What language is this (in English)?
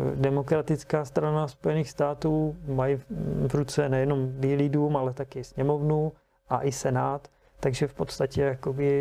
Czech